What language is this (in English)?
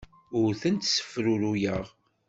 Kabyle